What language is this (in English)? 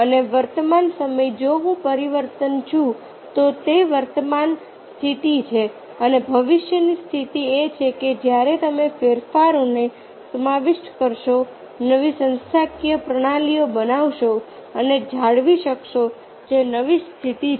Gujarati